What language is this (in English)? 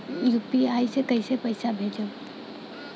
Bhojpuri